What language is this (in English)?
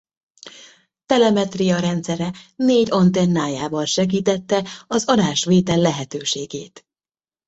Hungarian